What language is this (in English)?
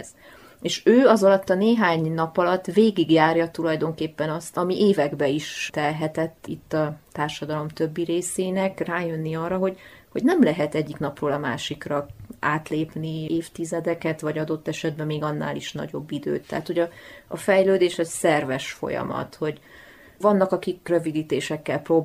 Hungarian